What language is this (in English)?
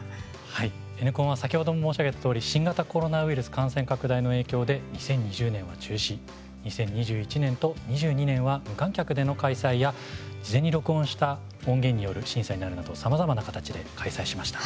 Japanese